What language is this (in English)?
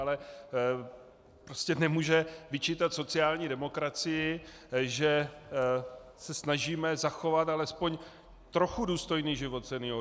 Czech